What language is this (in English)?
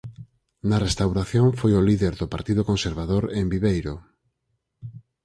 Galician